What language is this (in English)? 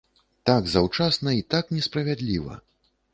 Belarusian